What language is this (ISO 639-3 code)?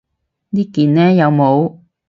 yue